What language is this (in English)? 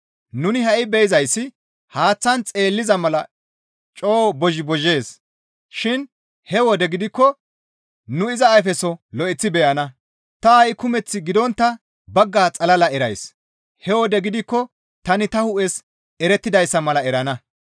Gamo